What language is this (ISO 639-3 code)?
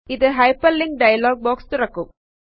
mal